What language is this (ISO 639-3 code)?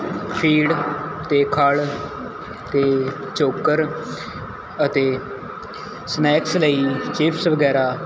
pan